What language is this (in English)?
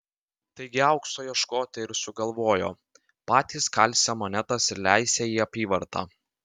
Lithuanian